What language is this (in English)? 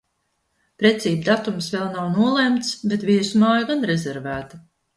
Latvian